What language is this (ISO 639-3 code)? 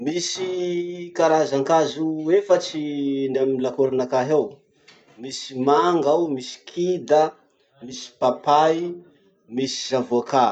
msh